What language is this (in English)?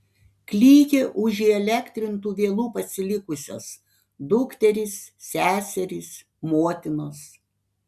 Lithuanian